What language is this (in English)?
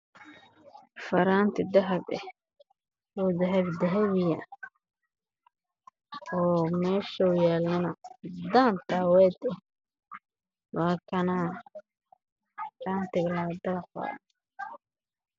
Somali